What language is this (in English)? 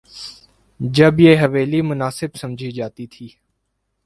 Urdu